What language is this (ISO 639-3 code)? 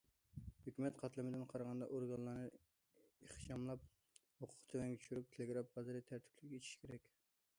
uig